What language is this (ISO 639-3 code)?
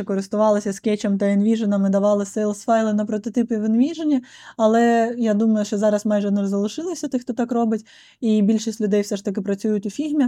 ukr